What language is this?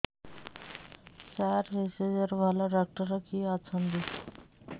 Odia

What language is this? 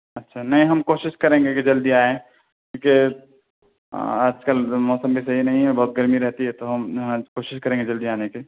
Urdu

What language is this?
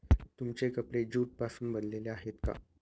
Marathi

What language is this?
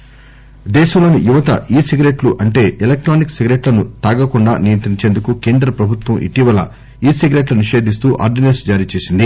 Telugu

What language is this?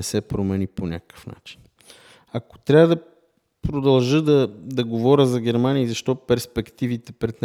Bulgarian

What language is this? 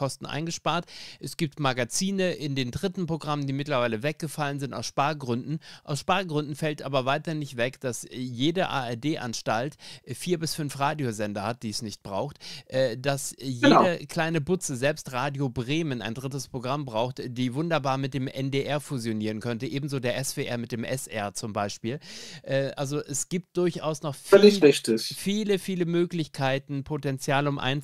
German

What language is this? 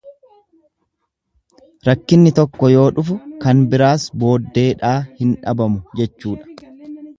Oromo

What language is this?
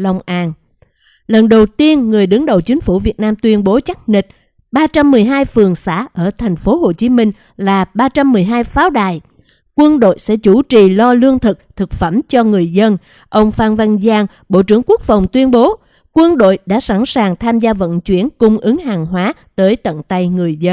Vietnamese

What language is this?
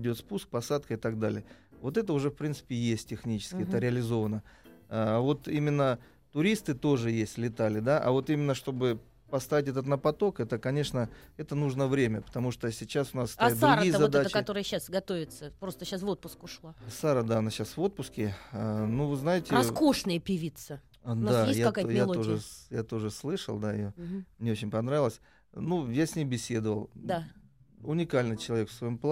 Russian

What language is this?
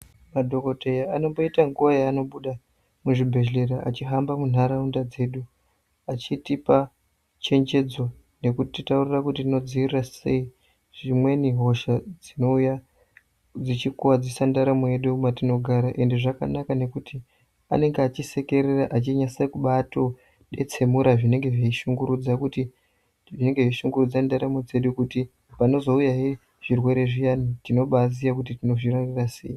Ndau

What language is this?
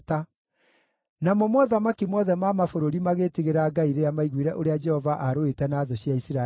Kikuyu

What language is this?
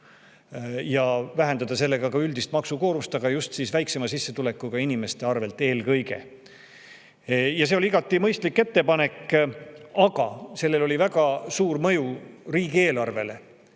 Estonian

